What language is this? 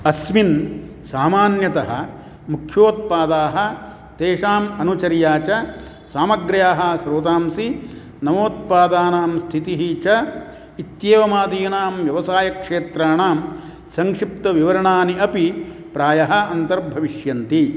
Sanskrit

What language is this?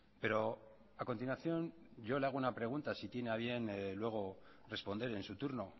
Spanish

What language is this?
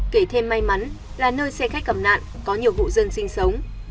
Vietnamese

